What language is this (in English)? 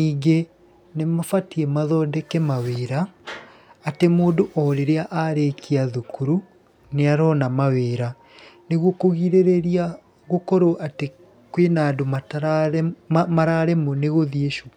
Kikuyu